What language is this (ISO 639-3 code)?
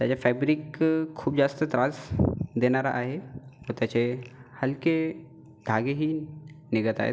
mar